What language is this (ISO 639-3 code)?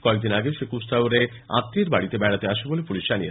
ben